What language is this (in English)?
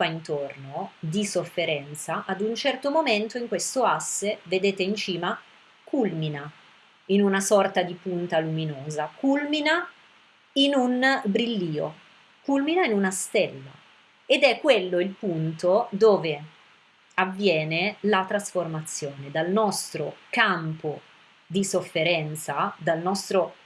Italian